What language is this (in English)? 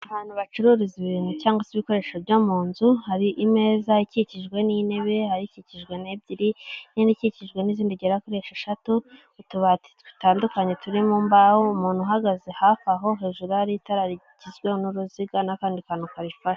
Kinyarwanda